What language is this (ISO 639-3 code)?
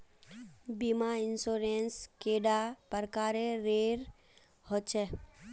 mag